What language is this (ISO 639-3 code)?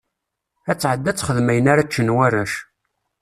kab